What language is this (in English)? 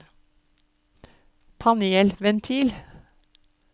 Norwegian